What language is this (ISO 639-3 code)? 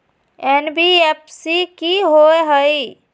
mag